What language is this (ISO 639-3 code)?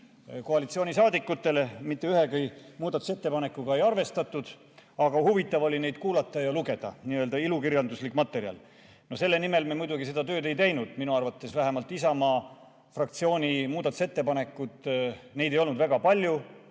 est